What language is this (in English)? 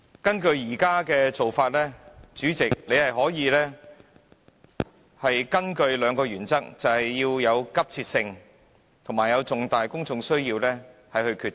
Cantonese